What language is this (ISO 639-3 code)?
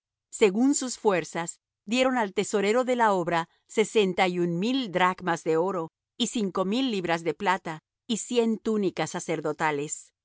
spa